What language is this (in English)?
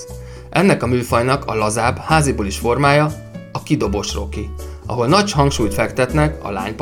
Hungarian